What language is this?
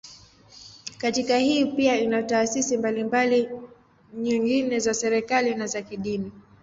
Swahili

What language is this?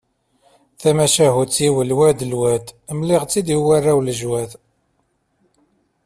Kabyle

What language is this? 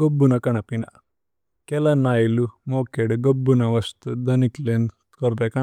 Tulu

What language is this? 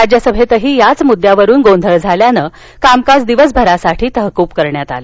Marathi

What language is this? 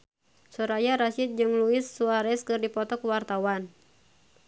Sundanese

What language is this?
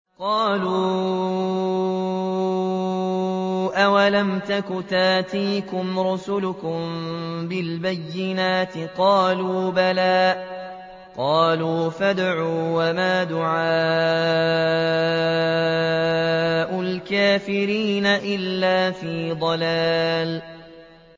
Arabic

